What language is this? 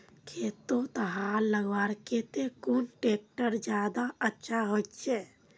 Magahi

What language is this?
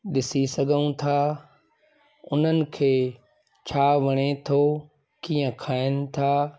Sindhi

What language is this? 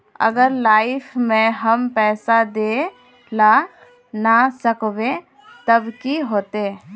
Magahi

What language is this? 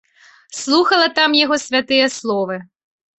Belarusian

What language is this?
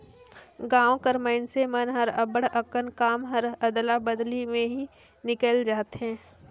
Chhattisgarhi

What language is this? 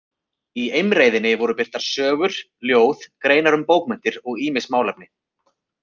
Icelandic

